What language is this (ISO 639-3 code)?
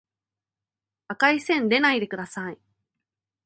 jpn